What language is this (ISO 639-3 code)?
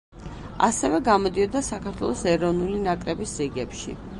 kat